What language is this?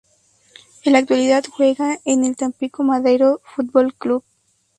Spanish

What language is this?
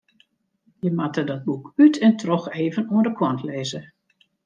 Western Frisian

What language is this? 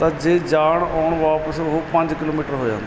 Punjabi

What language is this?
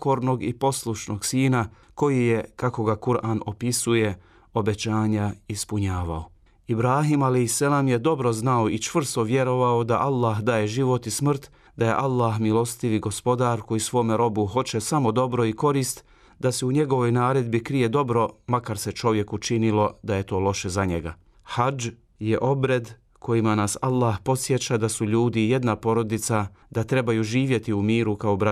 Croatian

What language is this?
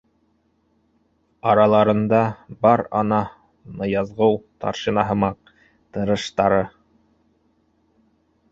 Bashkir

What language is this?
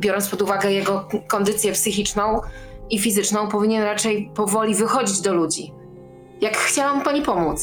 Polish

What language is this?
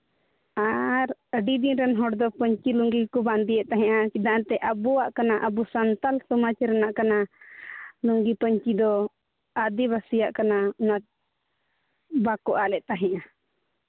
Santali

